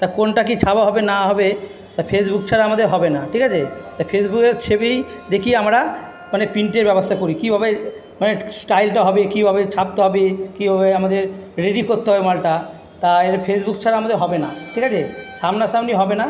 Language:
Bangla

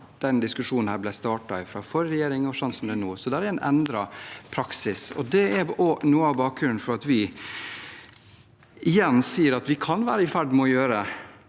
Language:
Norwegian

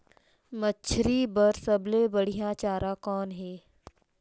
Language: Chhattisgarhi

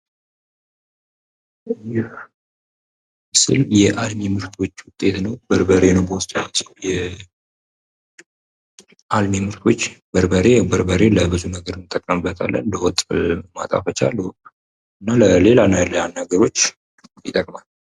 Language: Amharic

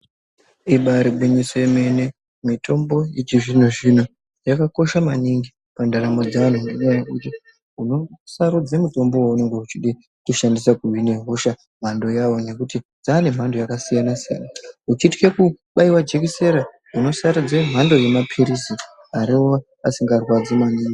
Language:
Ndau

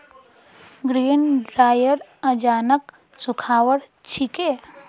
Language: Magahi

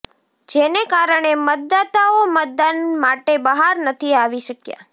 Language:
Gujarati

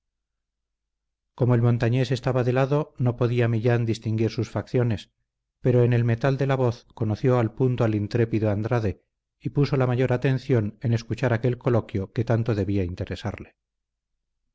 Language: Spanish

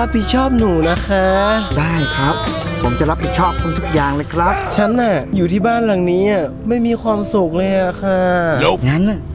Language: Thai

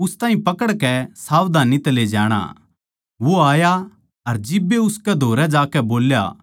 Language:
Haryanvi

